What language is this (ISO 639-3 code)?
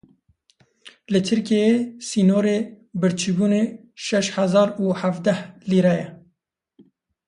kur